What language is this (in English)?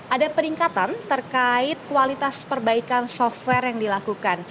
Indonesian